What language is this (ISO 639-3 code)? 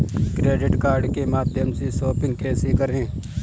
hin